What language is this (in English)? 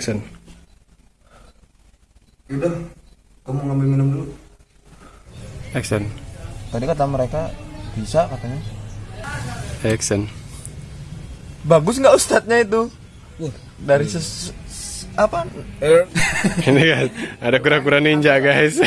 Indonesian